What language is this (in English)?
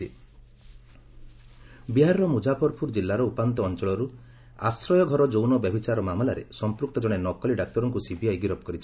Odia